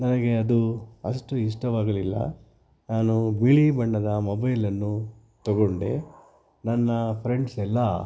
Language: Kannada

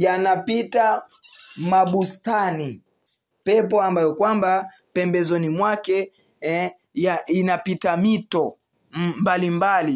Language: Swahili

